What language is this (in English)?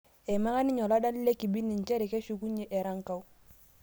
Masai